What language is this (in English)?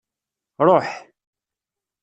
Kabyle